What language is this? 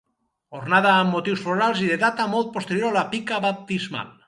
Catalan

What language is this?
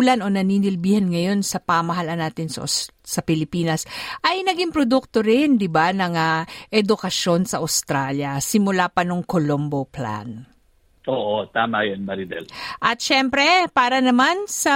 Filipino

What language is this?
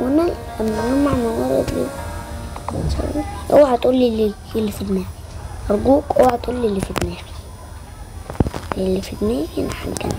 Arabic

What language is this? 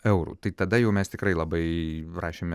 Lithuanian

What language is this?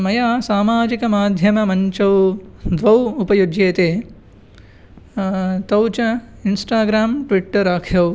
Sanskrit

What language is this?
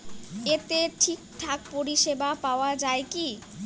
Bangla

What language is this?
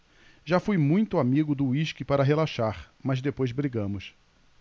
Portuguese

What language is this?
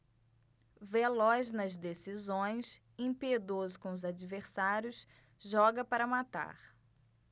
Portuguese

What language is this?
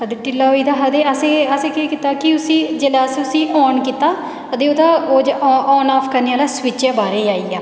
Dogri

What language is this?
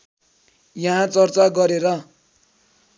Nepali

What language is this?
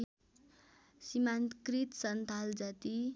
Nepali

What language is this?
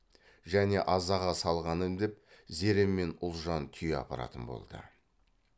Kazakh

